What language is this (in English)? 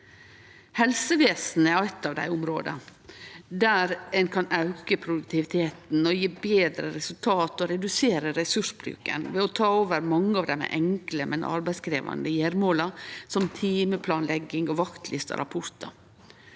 Norwegian